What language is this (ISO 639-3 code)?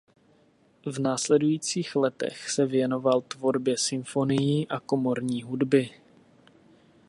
ces